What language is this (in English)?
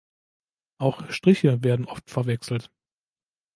German